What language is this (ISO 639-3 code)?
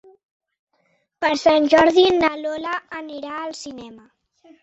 cat